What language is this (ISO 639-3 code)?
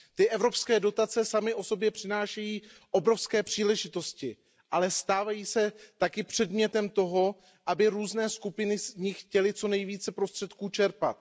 ces